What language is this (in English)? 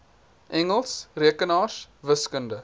Afrikaans